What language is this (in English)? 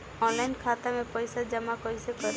Bhojpuri